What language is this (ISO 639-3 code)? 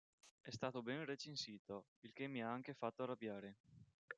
ita